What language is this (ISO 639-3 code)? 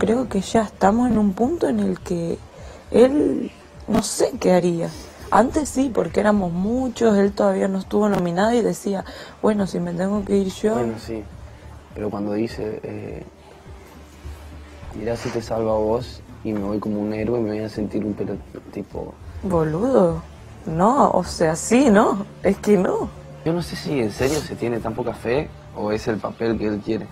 spa